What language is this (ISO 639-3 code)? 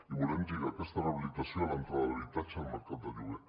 cat